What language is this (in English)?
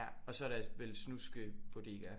Danish